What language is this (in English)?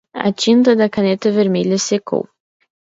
Portuguese